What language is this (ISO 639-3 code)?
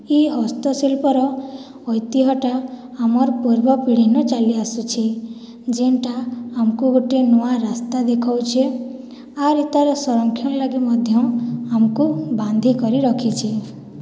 ori